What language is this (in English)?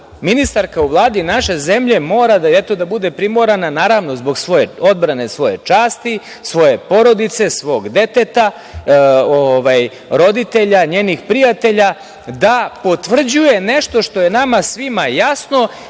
Serbian